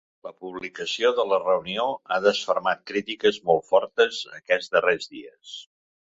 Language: Catalan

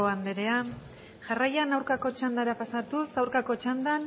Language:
Basque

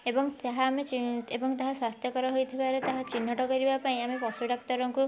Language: Odia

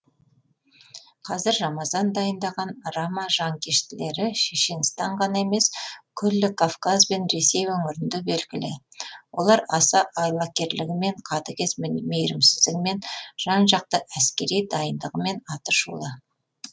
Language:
Kazakh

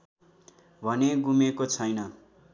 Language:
Nepali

